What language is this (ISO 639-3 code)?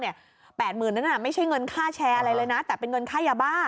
tha